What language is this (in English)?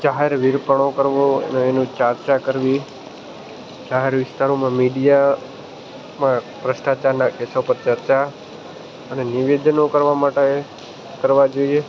Gujarati